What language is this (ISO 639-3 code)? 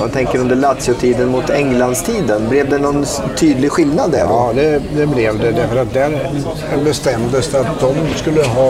swe